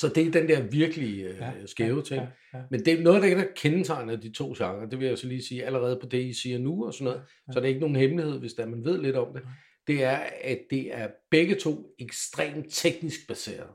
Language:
Danish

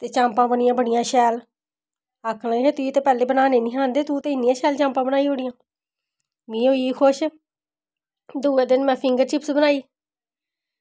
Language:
Dogri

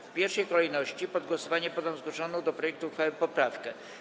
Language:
Polish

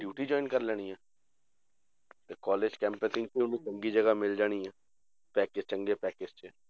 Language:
Punjabi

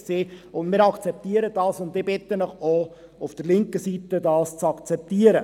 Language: Swiss German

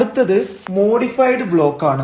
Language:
Malayalam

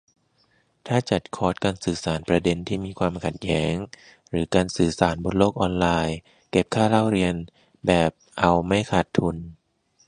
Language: Thai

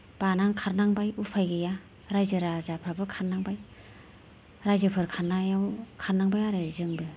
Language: Bodo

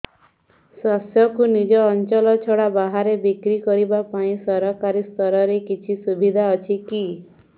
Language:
Odia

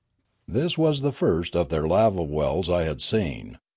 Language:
English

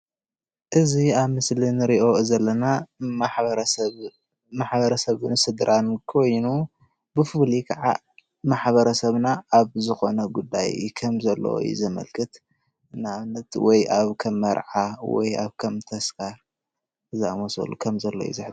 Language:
Tigrinya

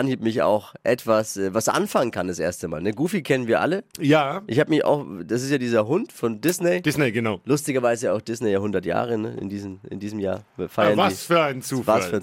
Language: German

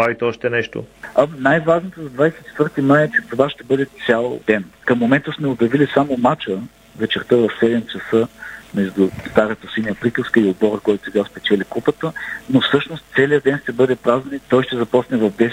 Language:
Bulgarian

